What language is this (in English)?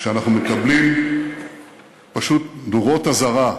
Hebrew